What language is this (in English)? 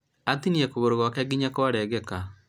Kikuyu